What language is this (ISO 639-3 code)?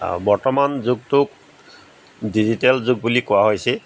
asm